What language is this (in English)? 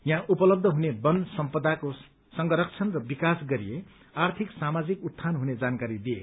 Nepali